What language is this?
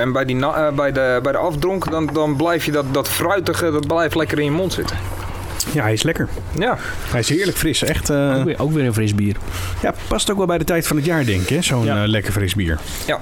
Dutch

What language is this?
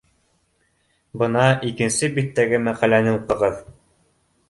Bashkir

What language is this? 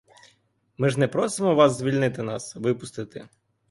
Ukrainian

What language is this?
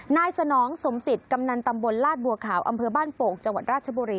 Thai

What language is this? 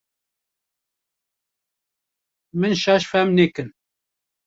Kurdish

